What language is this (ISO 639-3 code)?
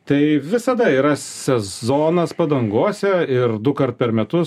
lit